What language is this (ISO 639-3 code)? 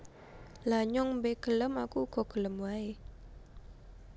jav